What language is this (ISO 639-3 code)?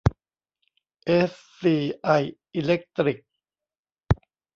tha